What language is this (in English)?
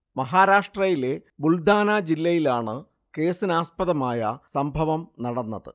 Malayalam